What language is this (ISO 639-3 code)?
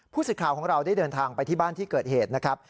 tha